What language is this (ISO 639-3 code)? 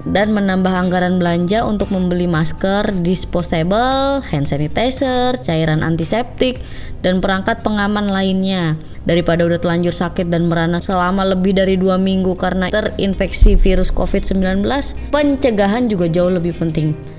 ind